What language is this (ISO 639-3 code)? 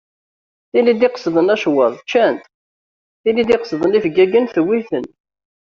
kab